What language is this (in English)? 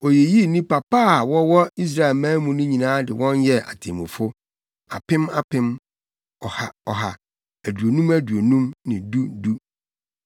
Akan